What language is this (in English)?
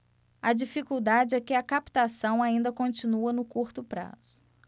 Portuguese